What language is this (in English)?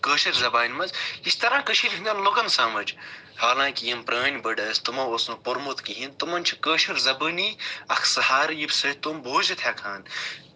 Kashmiri